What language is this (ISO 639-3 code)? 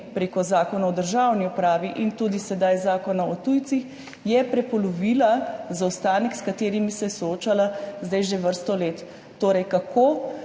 slv